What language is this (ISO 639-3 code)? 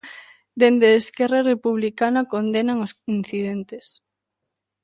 glg